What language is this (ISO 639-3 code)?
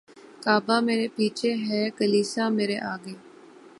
urd